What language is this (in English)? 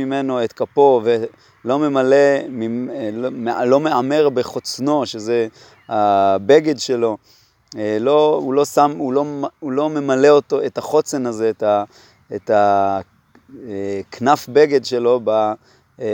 Hebrew